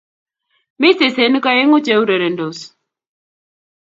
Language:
Kalenjin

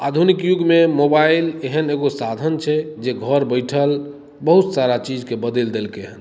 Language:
Maithili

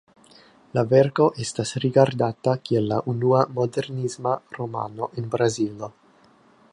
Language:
Esperanto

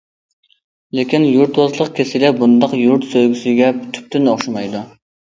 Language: Uyghur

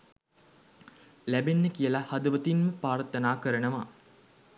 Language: Sinhala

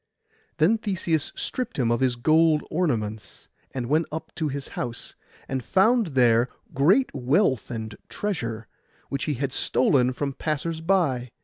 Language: English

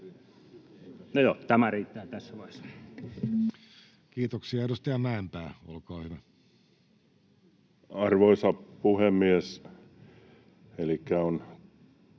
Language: Finnish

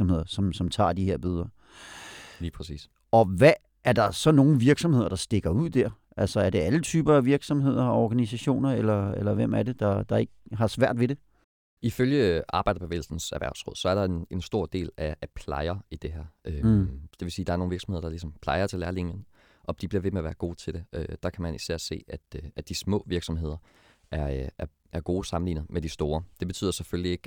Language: Danish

